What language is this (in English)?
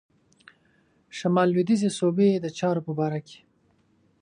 Pashto